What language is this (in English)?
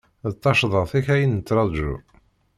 Kabyle